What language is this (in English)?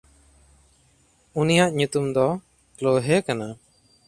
Santali